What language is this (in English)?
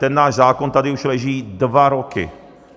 Czech